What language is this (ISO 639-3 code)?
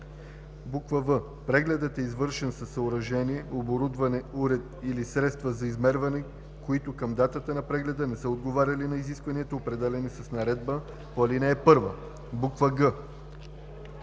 bul